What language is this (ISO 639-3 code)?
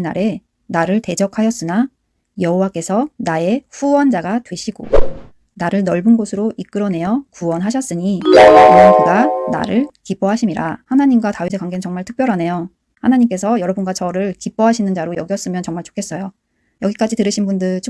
kor